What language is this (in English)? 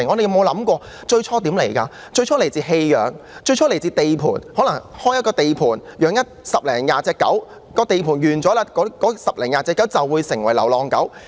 Cantonese